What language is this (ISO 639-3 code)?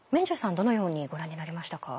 jpn